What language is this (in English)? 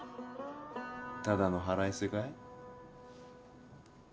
Japanese